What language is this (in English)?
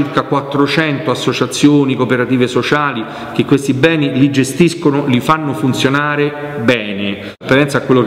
Italian